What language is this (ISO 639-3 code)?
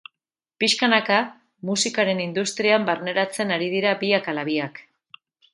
eus